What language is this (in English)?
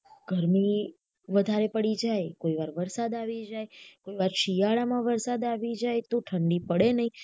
Gujarati